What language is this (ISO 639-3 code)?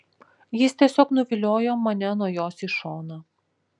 lit